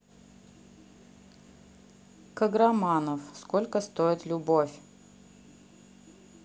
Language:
Russian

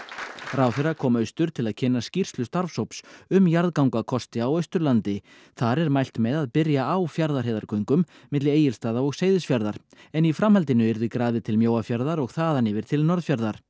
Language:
Icelandic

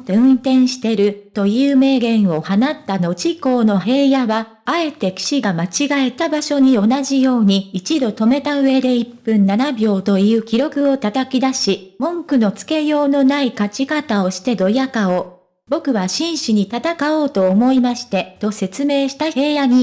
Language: Japanese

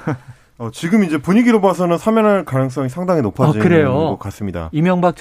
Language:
Korean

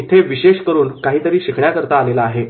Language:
Marathi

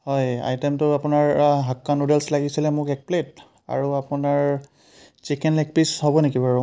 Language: Assamese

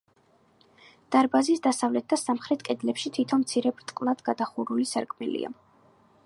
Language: Georgian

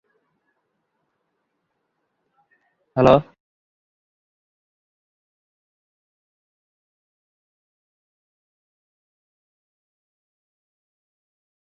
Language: Bangla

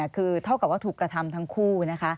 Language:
Thai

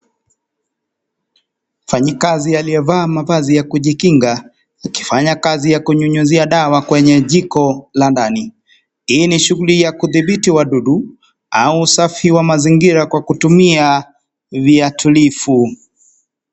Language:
Swahili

